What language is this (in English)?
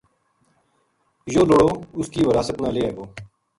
Gujari